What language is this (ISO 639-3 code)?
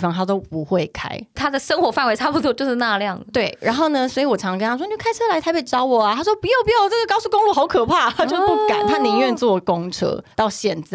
zho